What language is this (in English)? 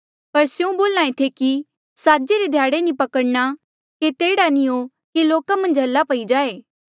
Mandeali